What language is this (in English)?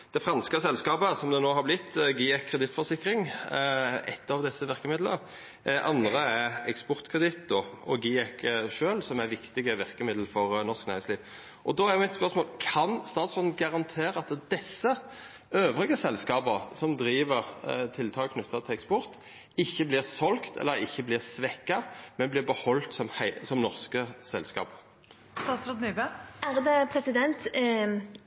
Norwegian Nynorsk